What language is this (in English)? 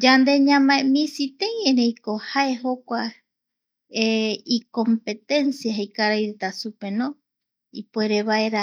Eastern Bolivian Guaraní